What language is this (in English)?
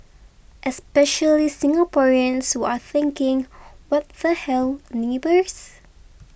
English